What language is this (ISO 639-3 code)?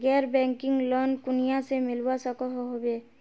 mag